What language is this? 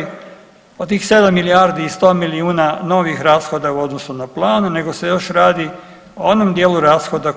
Croatian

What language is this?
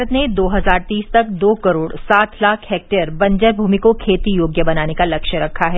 Hindi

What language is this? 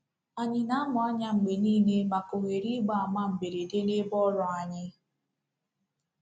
Igbo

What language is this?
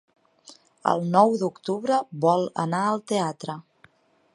Catalan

